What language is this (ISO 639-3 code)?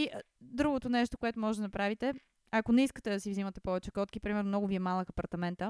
bul